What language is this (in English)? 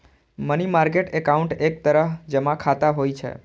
Maithili